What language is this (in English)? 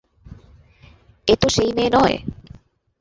Bangla